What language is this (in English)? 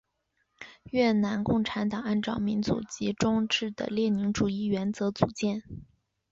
Chinese